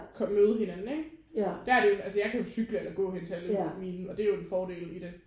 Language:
Danish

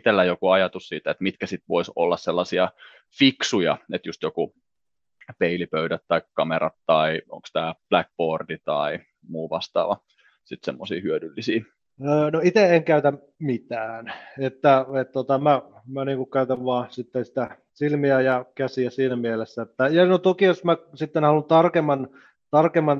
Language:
Finnish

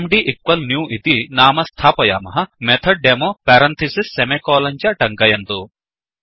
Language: Sanskrit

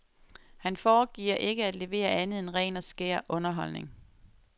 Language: Danish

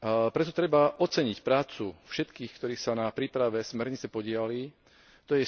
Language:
Slovak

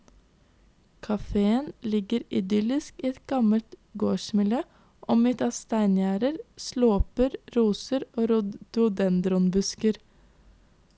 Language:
Norwegian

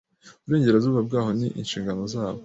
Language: Kinyarwanda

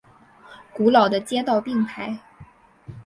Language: Chinese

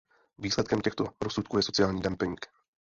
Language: Czech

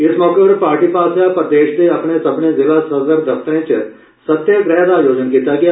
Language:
Dogri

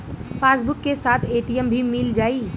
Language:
Bhojpuri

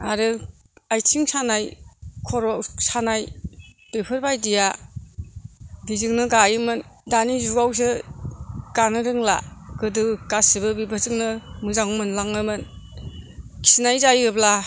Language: Bodo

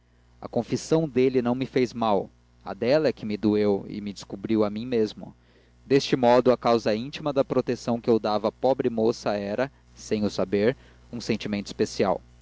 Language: Portuguese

